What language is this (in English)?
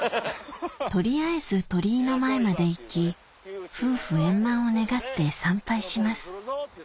Japanese